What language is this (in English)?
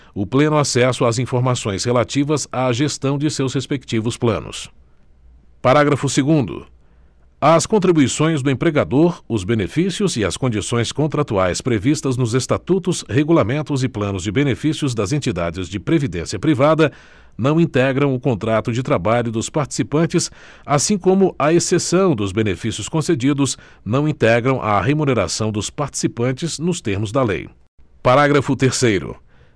Portuguese